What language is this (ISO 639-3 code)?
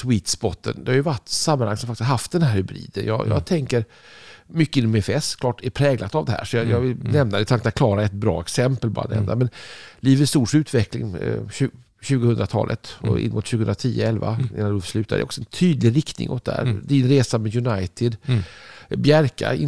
swe